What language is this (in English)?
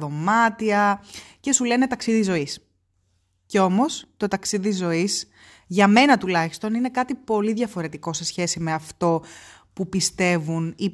Greek